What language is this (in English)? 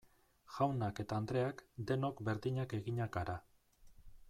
Basque